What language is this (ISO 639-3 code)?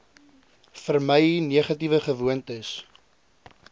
afr